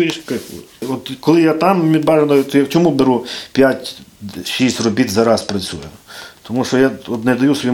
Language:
Ukrainian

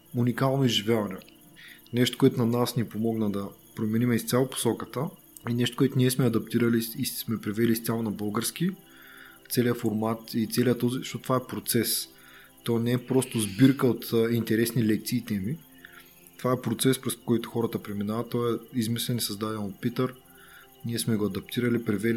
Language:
Bulgarian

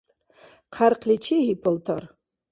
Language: Dargwa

